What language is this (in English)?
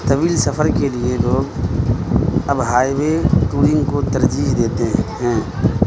Urdu